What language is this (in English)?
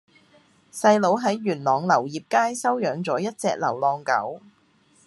Cantonese